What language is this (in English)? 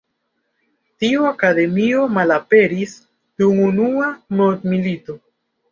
Esperanto